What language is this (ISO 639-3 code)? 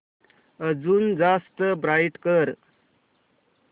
mar